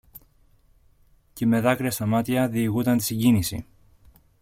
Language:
Greek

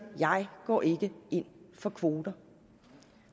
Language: Danish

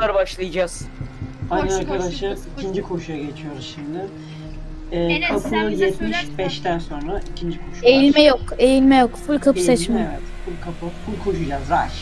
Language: Turkish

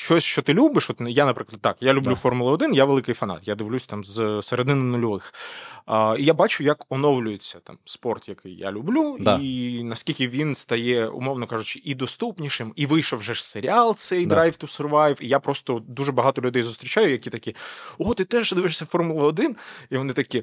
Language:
Ukrainian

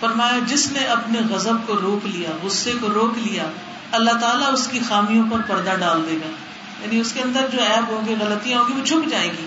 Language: Urdu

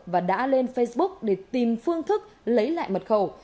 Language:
Vietnamese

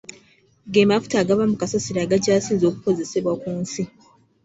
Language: Ganda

